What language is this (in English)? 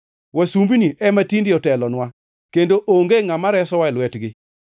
Luo (Kenya and Tanzania)